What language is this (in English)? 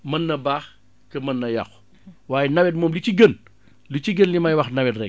Wolof